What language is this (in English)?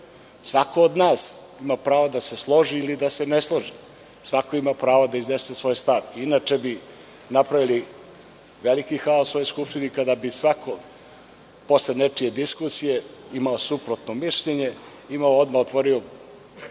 Serbian